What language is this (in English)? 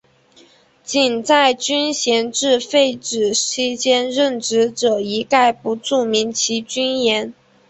Chinese